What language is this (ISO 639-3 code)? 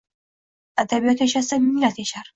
uzb